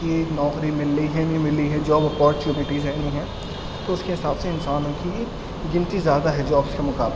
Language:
Urdu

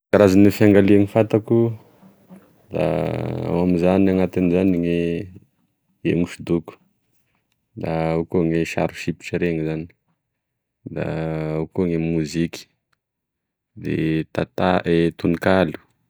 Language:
Tesaka Malagasy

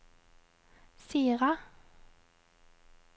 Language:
Norwegian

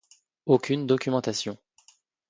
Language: French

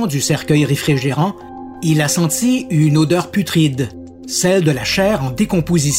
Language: French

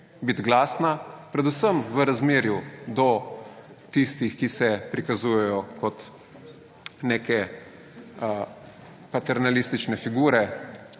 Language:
Slovenian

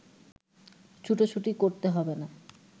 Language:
Bangla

